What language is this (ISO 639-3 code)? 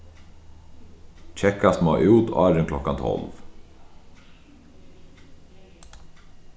fao